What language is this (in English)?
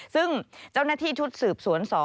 Thai